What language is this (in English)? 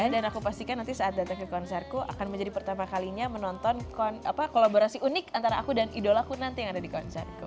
Indonesian